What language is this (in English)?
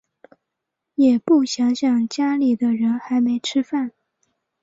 Chinese